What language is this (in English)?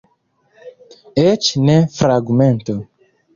Esperanto